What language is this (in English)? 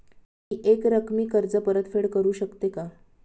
Marathi